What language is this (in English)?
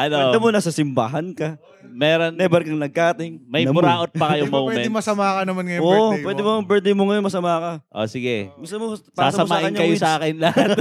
Filipino